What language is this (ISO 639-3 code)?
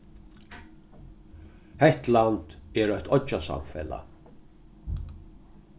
fao